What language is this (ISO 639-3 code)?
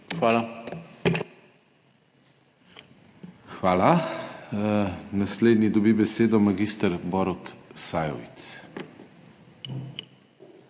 slv